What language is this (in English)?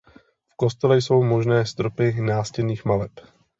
Czech